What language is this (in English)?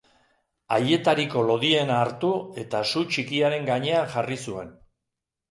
Basque